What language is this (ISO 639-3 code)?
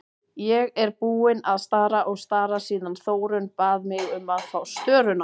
isl